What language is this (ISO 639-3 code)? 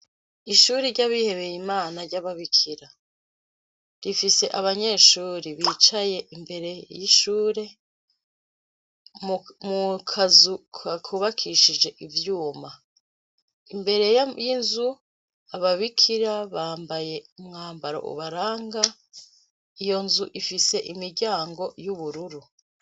run